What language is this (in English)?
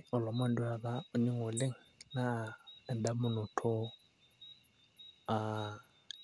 Masai